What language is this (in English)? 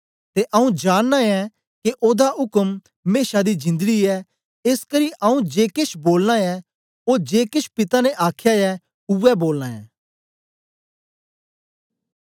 Dogri